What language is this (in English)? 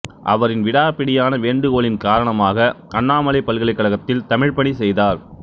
Tamil